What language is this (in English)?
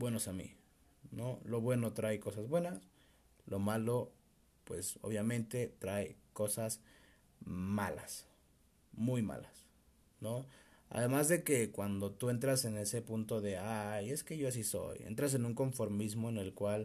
Spanish